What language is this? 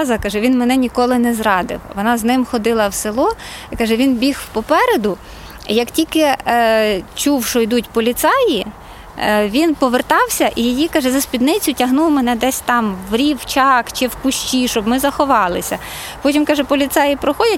Ukrainian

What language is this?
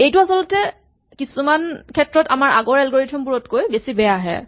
Assamese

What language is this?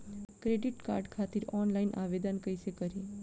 Bhojpuri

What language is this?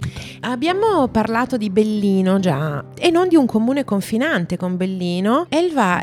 Italian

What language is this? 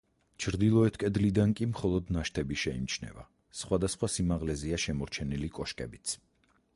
Georgian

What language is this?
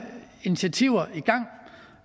Danish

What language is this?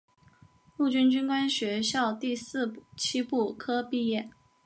Chinese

